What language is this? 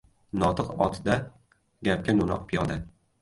Uzbek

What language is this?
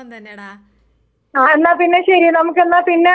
Malayalam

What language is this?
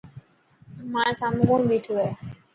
Dhatki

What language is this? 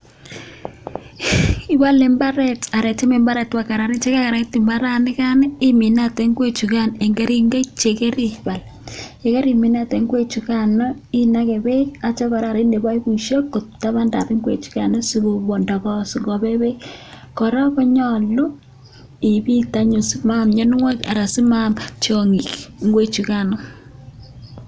Kalenjin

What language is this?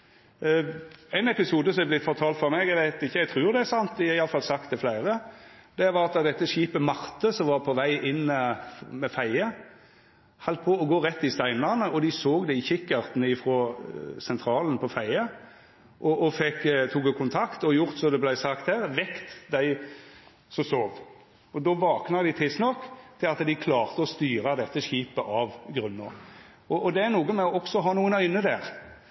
Norwegian Nynorsk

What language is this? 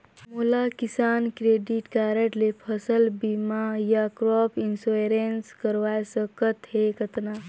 Chhattisgarhi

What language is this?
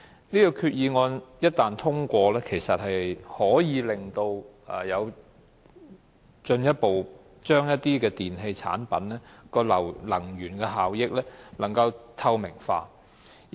Cantonese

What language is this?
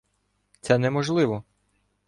Ukrainian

